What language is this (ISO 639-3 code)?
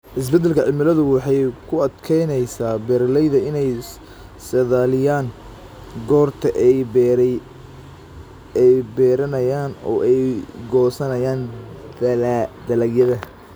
som